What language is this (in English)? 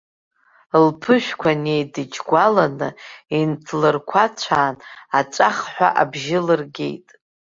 Abkhazian